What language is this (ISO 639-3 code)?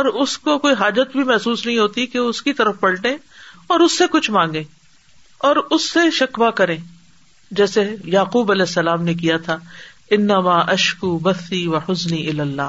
urd